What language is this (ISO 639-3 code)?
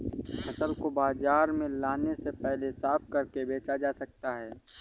hin